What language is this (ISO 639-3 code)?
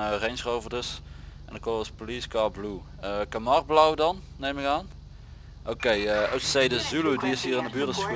nld